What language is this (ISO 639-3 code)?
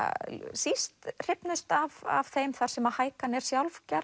isl